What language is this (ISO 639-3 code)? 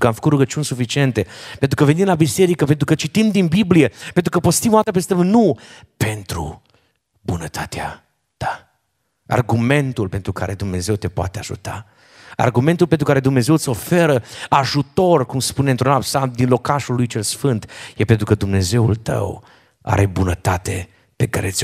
ron